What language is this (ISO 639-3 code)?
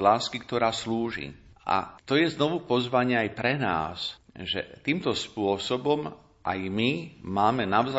slk